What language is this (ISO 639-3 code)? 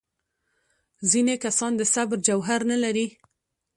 pus